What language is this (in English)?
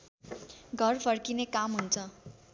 Nepali